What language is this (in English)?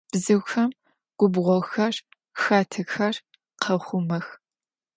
Adyghe